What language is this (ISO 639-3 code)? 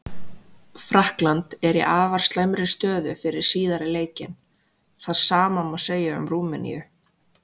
isl